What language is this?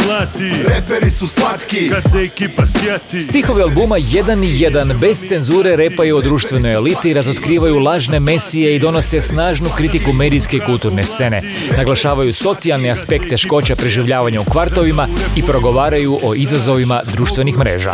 Croatian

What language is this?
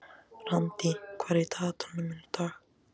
Icelandic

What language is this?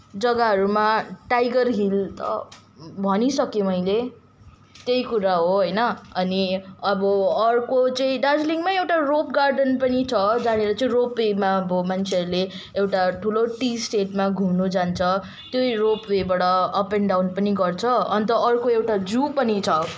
Nepali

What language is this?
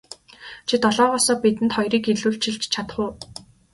Mongolian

